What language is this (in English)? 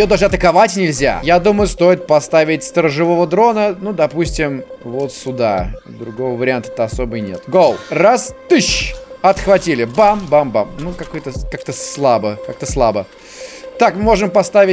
Russian